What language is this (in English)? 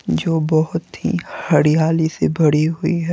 Hindi